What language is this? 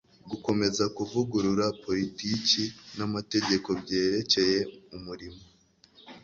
Kinyarwanda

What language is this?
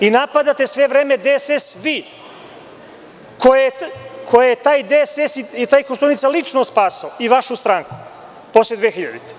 Serbian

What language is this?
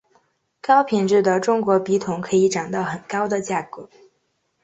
Chinese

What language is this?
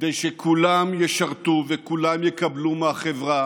Hebrew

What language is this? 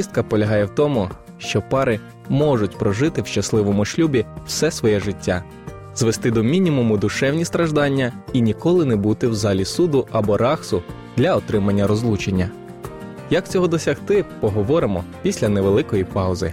Ukrainian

